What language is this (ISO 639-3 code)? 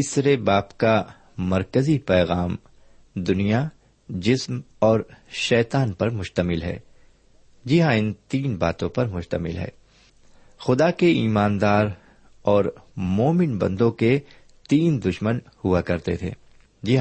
urd